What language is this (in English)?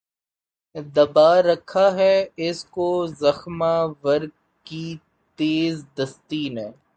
Urdu